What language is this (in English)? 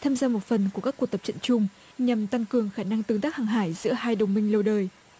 Vietnamese